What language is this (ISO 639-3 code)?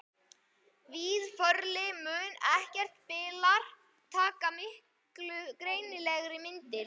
isl